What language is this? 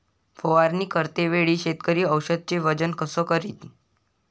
Marathi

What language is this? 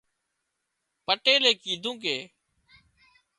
Wadiyara Koli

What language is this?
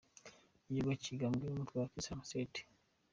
Kinyarwanda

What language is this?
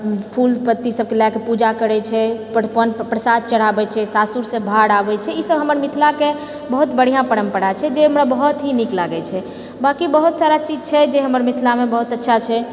Maithili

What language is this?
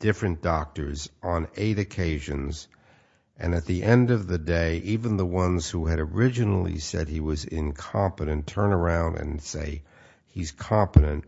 English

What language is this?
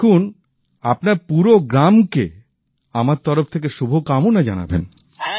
Bangla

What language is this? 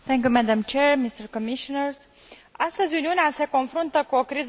Romanian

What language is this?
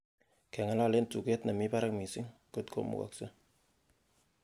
Kalenjin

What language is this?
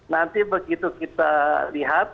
Indonesian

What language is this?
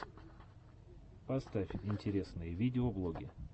Russian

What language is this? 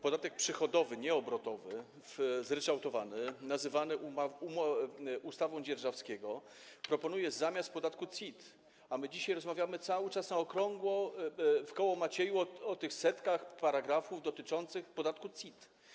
Polish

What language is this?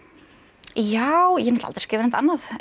Icelandic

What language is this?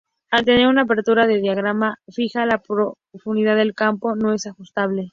Spanish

